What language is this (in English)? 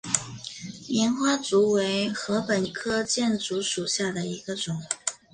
Chinese